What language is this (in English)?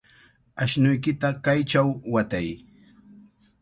Cajatambo North Lima Quechua